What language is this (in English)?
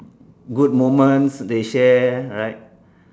English